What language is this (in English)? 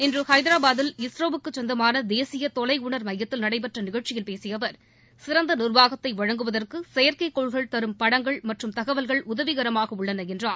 Tamil